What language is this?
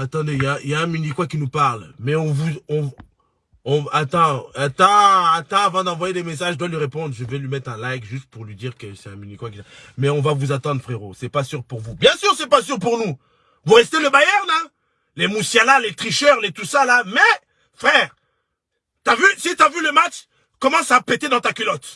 French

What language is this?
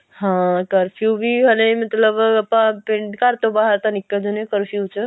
Punjabi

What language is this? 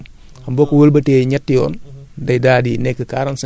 Wolof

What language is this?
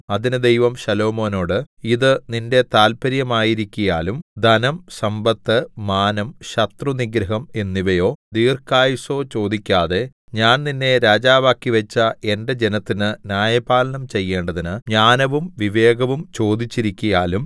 Malayalam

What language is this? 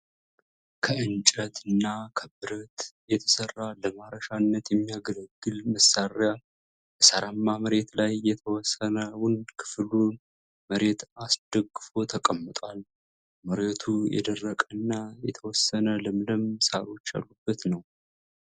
Amharic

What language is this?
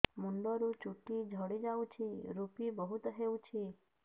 Odia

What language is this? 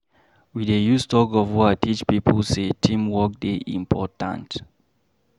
Nigerian Pidgin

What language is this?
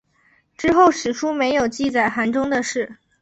Chinese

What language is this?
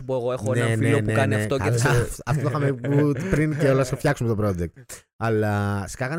Greek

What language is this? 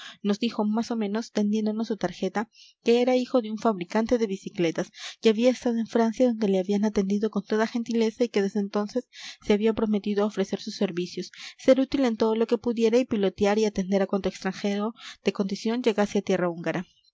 Spanish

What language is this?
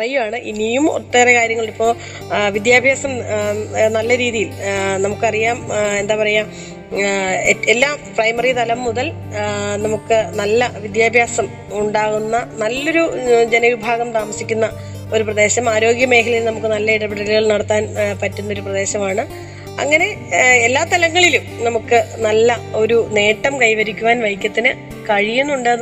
Malayalam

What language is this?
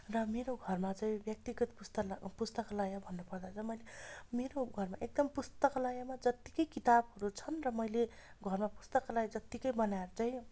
Nepali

